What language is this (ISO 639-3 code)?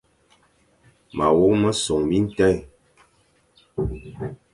fan